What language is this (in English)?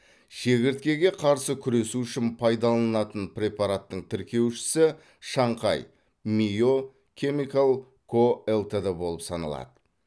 Kazakh